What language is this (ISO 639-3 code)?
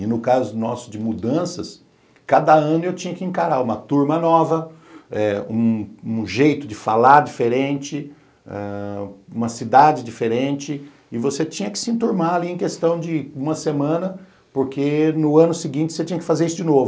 por